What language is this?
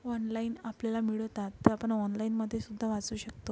Marathi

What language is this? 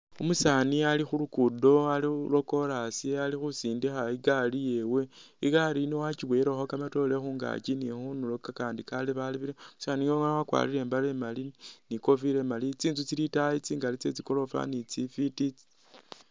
Masaaba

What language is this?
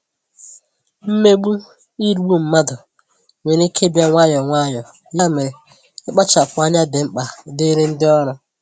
Igbo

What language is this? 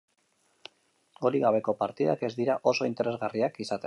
Basque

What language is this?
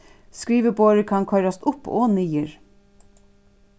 Faroese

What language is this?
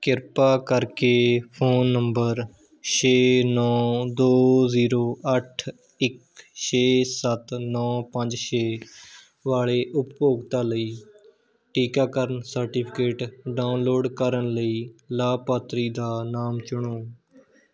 Punjabi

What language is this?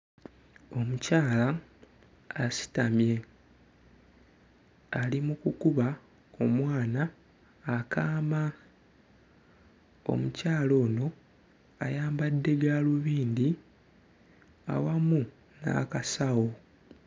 Ganda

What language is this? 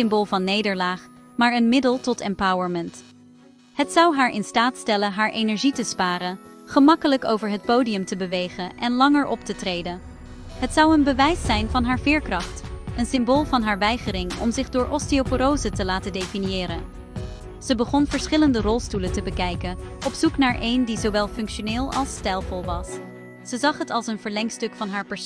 Dutch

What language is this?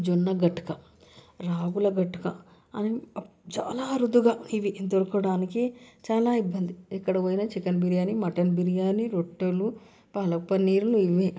Telugu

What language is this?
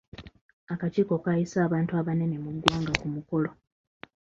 Ganda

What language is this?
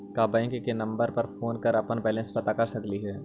Magahi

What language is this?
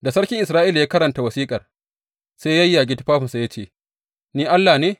Hausa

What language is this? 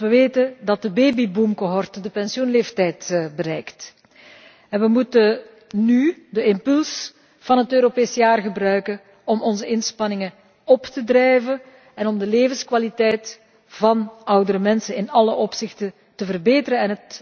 Dutch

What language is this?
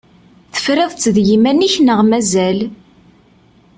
Kabyle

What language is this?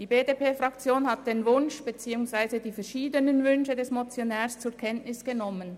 Swiss German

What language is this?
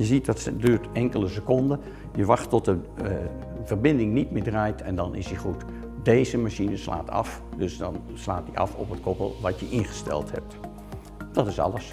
Dutch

